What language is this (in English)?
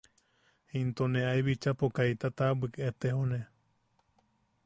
Yaqui